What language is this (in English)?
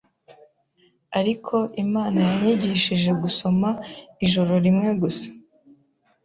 Kinyarwanda